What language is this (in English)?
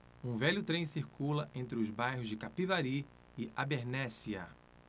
Portuguese